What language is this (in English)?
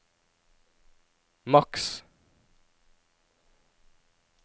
Norwegian